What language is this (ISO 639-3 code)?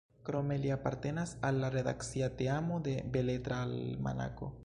epo